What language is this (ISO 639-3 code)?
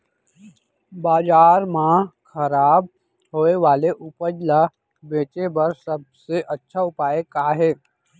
hne